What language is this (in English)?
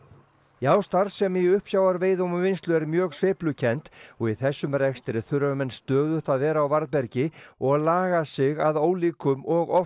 Icelandic